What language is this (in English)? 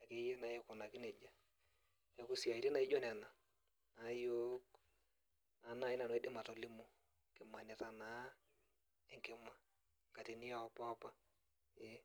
Masai